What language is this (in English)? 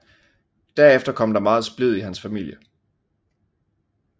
Danish